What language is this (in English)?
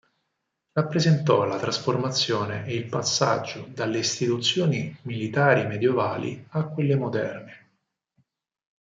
Italian